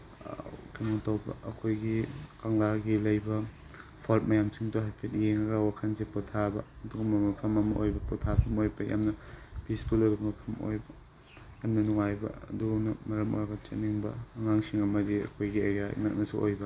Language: Manipuri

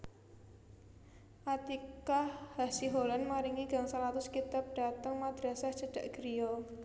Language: Javanese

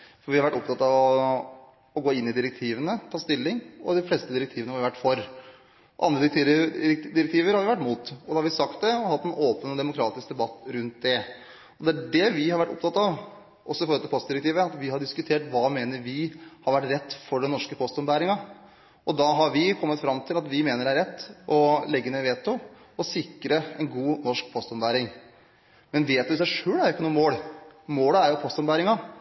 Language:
Norwegian Bokmål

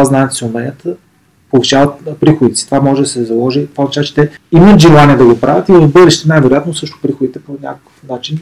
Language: Bulgarian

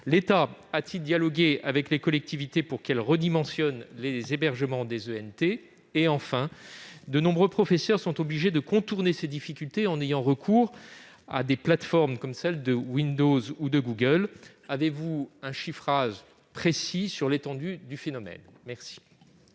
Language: French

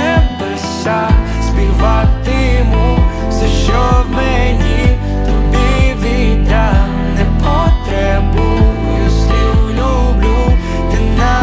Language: Ukrainian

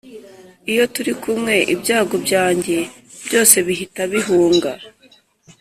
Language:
Kinyarwanda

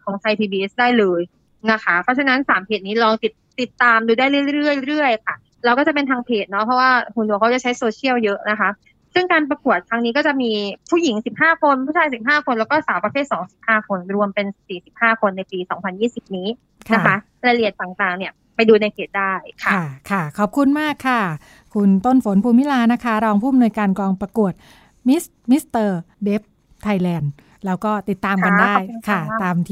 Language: Thai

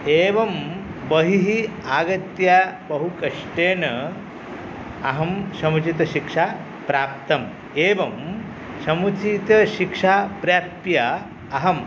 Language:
Sanskrit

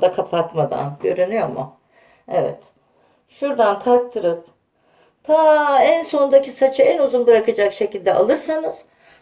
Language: Turkish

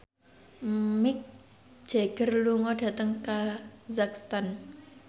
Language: Javanese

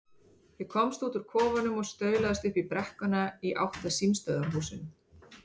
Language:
Icelandic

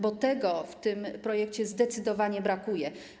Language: Polish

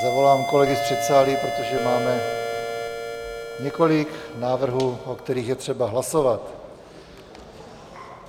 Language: Czech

